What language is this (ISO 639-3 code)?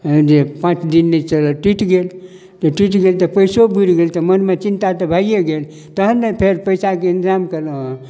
mai